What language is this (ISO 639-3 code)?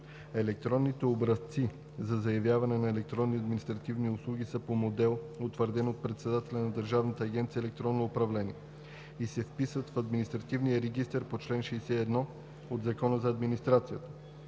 bul